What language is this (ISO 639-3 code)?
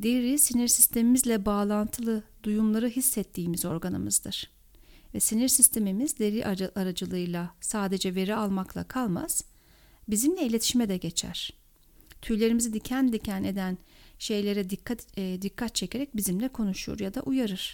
tur